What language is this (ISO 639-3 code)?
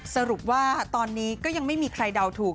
tha